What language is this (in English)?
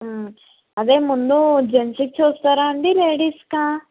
Telugu